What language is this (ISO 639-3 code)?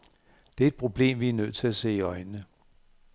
dan